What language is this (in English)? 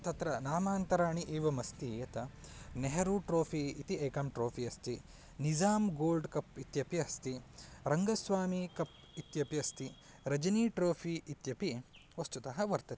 Sanskrit